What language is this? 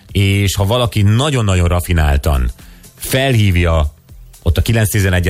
Hungarian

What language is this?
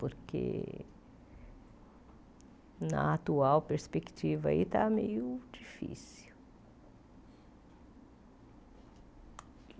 Portuguese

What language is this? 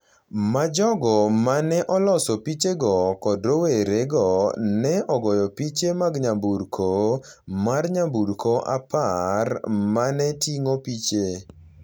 Luo (Kenya and Tanzania)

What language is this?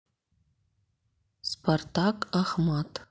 Russian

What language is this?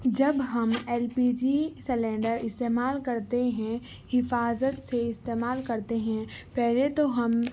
Urdu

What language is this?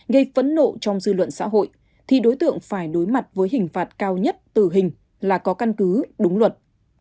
Vietnamese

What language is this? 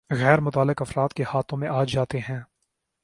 Urdu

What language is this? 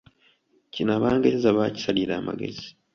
Ganda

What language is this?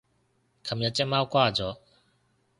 Cantonese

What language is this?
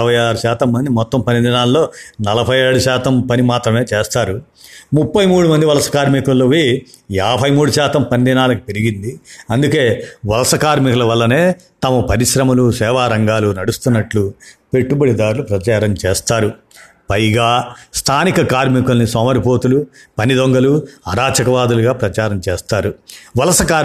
Telugu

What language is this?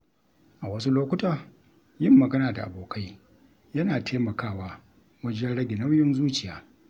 Hausa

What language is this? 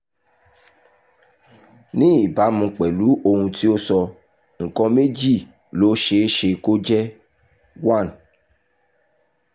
Yoruba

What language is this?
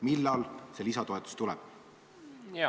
Estonian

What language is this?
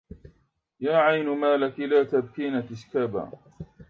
Arabic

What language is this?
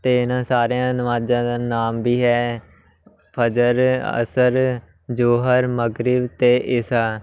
Punjabi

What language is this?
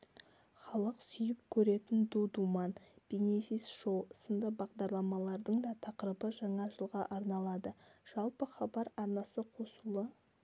Kazakh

